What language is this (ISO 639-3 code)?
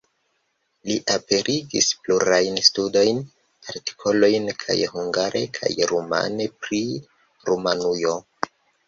epo